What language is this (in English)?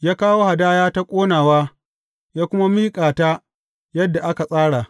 Hausa